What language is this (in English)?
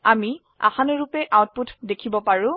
Assamese